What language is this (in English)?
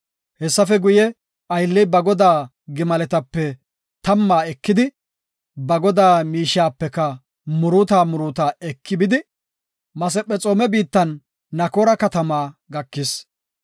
Gofa